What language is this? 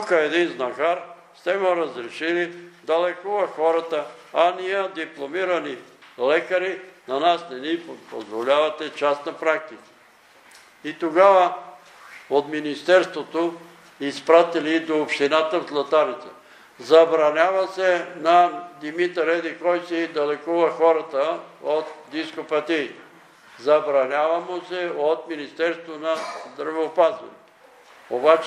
Bulgarian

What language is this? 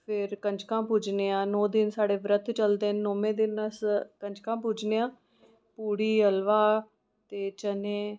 Dogri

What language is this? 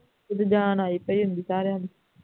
Punjabi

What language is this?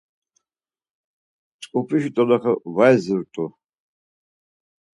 Laz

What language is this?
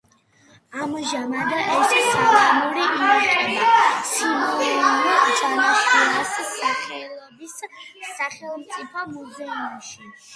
Georgian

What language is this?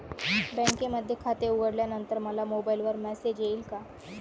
Marathi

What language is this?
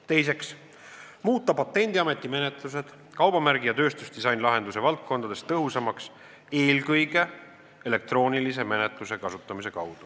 Estonian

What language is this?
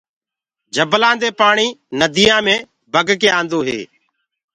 Gurgula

